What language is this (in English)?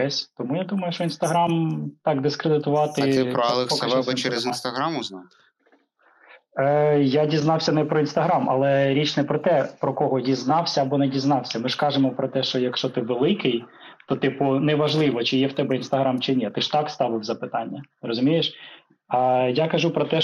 Ukrainian